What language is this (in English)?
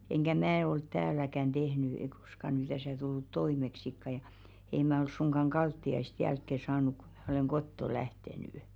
Finnish